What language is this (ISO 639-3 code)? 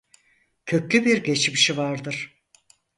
tur